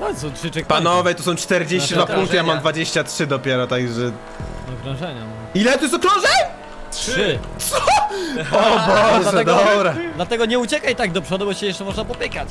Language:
Polish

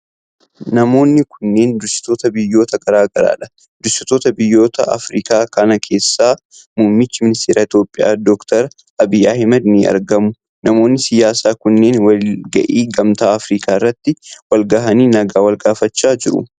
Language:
Oromo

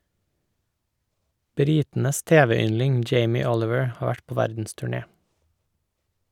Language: Norwegian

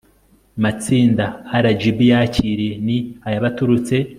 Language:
Kinyarwanda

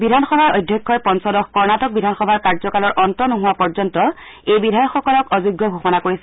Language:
Assamese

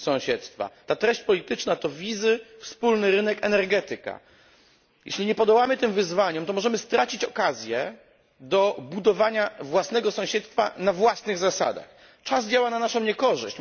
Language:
Polish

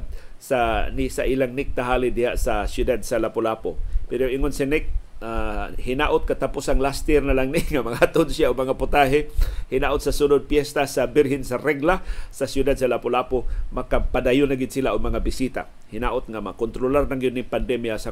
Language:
Filipino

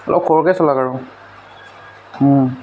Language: Assamese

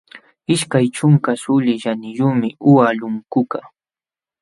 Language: Jauja Wanca Quechua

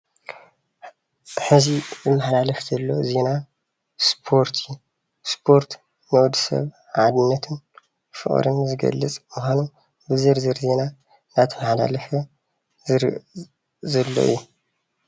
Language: Tigrinya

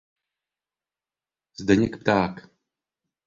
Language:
Czech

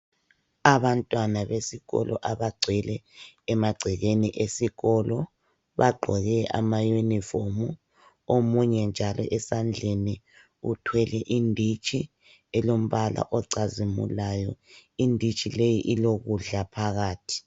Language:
North Ndebele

